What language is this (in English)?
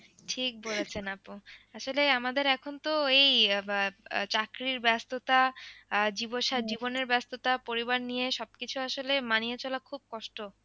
Bangla